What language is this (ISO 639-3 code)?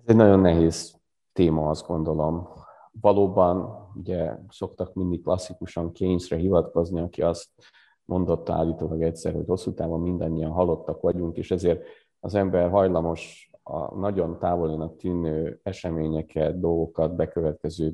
hun